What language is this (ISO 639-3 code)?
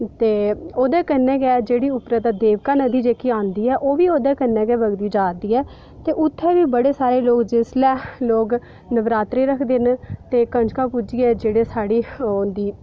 doi